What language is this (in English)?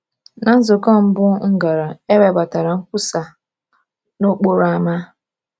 Igbo